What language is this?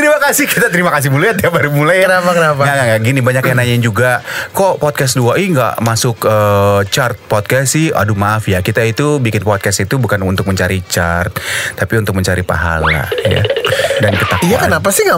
Indonesian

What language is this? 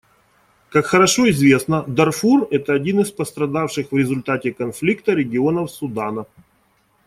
Russian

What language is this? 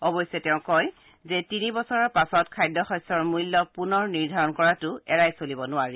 Assamese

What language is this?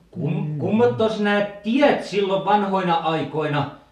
Finnish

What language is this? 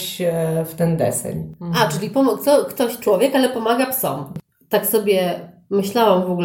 Polish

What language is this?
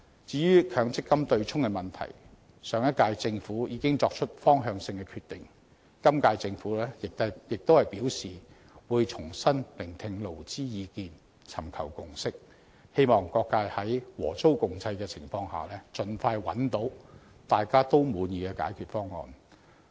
Cantonese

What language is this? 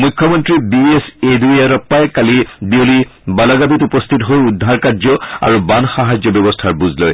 Assamese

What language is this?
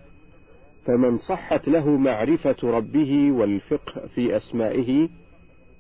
Arabic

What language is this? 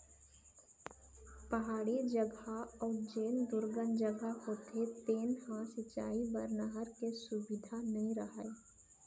Chhattisgarhi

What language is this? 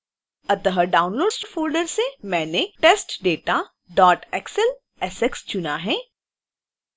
Hindi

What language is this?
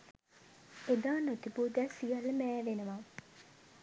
Sinhala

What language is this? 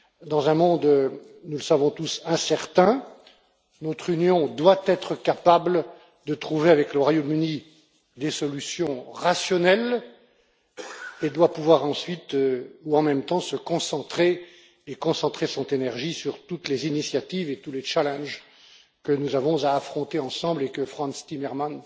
French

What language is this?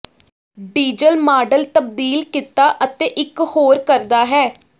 Punjabi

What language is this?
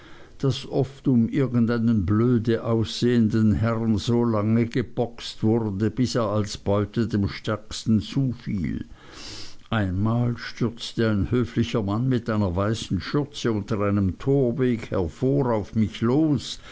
German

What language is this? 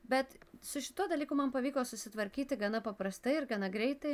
Lithuanian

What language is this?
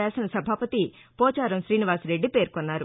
Telugu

